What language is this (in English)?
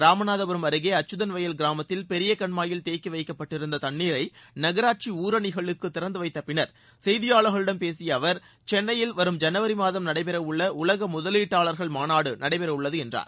Tamil